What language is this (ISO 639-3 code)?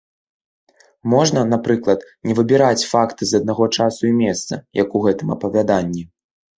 bel